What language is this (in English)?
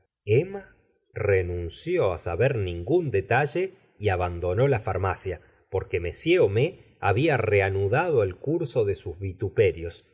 Spanish